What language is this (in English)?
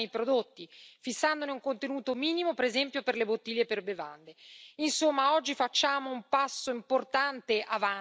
Italian